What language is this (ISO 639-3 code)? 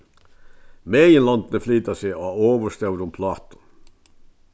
fao